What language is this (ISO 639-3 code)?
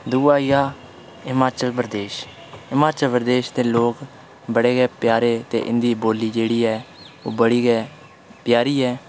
doi